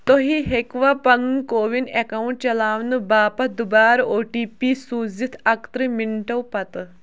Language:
Kashmiri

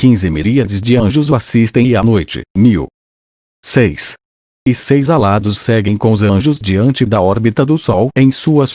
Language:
Portuguese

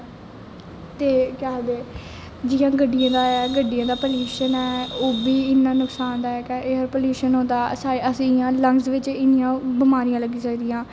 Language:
Dogri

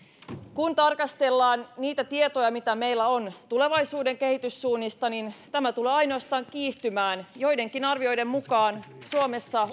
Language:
Finnish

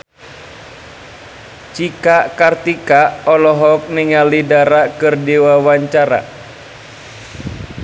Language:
Sundanese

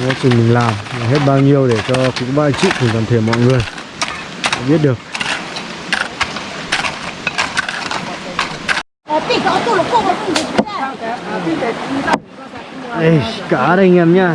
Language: Vietnamese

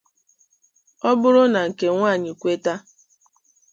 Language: Igbo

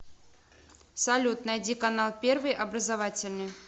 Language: Russian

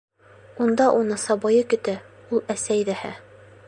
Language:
Bashkir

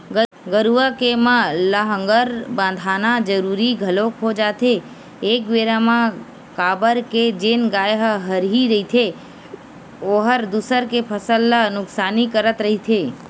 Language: Chhattisgarhi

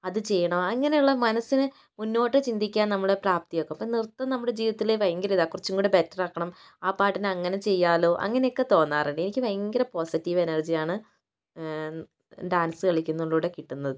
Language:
Malayalam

